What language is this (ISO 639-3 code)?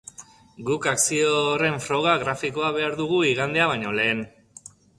eus